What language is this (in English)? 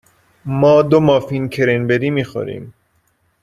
Persian